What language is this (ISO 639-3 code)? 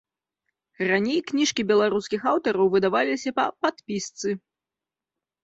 bel